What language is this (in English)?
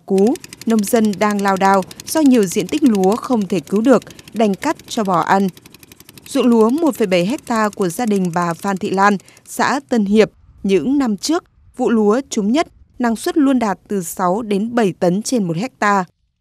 Vietnamese